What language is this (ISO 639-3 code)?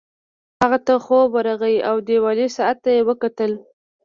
pus